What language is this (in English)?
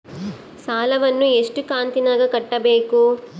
Kannada